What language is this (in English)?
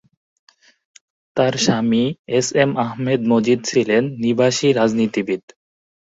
Bangla